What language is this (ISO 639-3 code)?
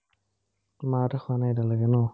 asm